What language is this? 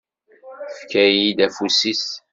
Kabyle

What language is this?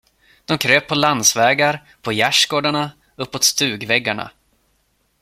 Swedish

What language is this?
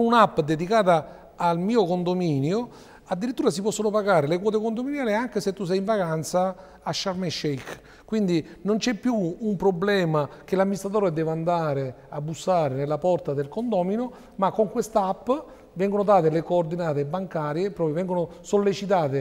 Italian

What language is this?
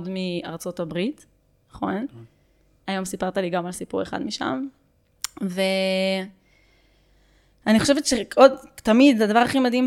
Hebrew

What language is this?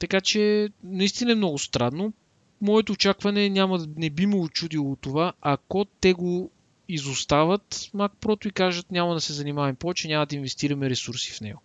Bulgarian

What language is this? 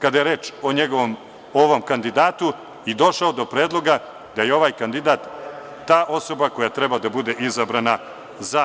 Serbian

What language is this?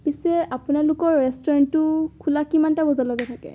Assamese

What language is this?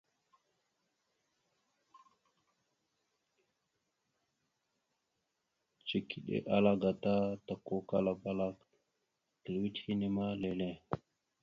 Mada (Cameroon)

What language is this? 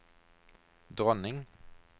Norwegian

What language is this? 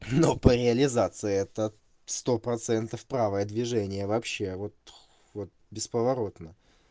Russian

